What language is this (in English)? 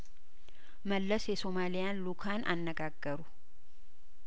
Amharic